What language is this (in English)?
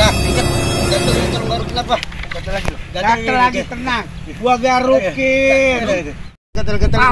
Indonesian